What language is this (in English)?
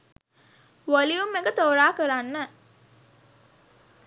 Sinhala